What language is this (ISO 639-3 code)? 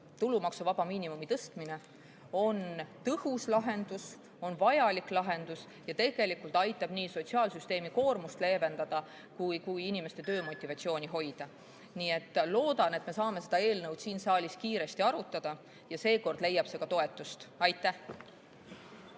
est